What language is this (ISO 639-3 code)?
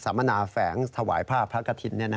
tha